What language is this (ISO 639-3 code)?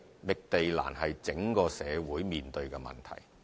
yue